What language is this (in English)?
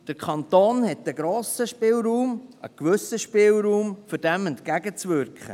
Swiss German